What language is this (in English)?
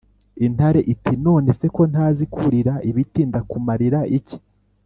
Kinyarwanda